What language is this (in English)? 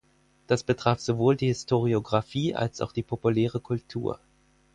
German